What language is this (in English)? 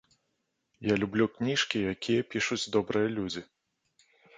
Belarusian